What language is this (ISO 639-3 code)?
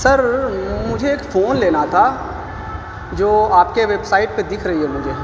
urd